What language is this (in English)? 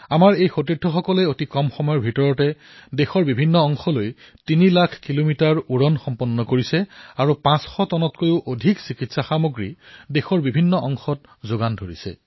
Assamese